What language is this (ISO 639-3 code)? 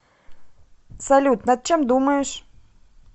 rus